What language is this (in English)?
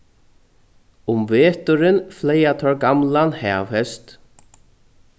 Faroese